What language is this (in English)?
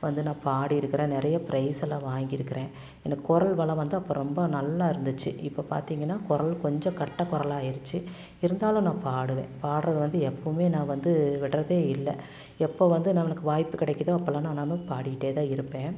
Tamil